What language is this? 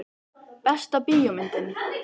Icelandic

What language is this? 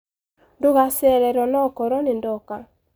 Kikuyu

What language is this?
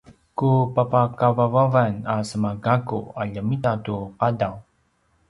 Paiwan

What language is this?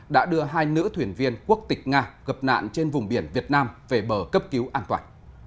Vietnamese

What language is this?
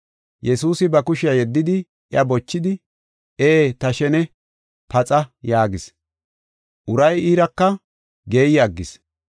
Gofa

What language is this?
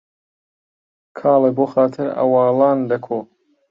Central Kurdish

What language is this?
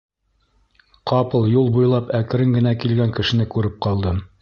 Bashkir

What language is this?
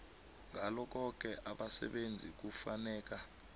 South Ndebele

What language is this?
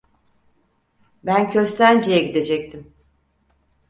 Turkish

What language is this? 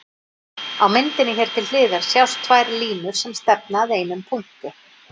Icelandic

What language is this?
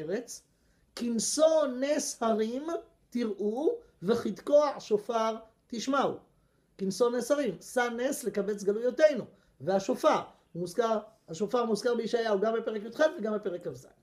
Hebrew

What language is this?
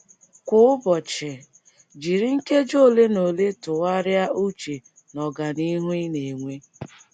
Igbo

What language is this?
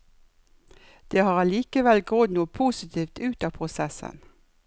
Norwegian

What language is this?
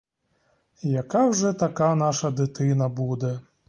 Ukrainian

